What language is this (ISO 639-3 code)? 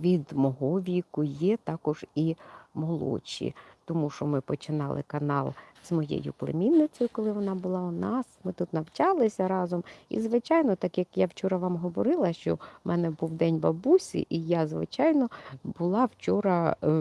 ukr